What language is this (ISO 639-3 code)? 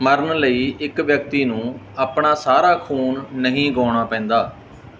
pan